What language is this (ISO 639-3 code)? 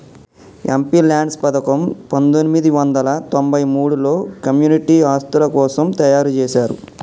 tel